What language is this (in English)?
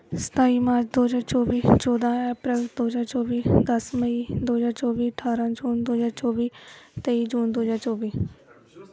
Punjabi